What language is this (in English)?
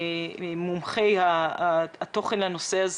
Hebrew